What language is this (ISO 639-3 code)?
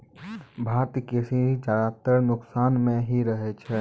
mai